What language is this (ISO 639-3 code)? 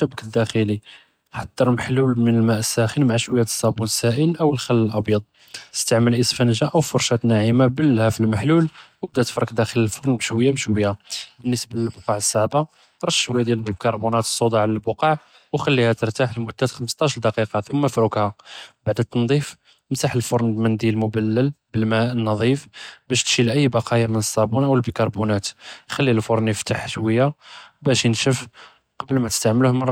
jrb